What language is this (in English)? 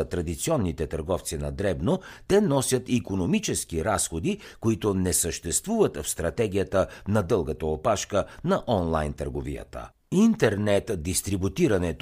Bulgarian